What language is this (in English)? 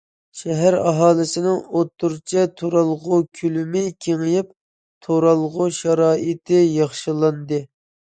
Uyghur